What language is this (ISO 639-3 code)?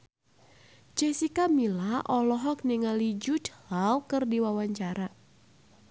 sun